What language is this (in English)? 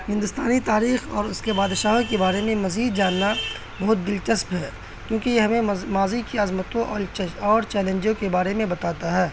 Urdu